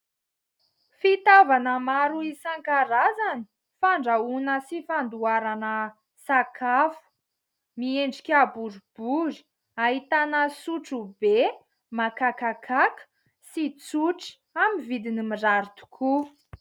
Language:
Malagasy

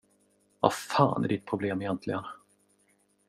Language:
Swedish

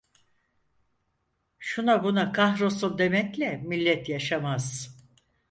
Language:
Turkish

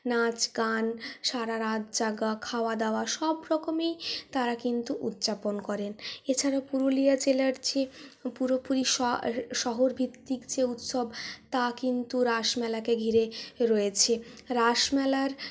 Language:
Bangla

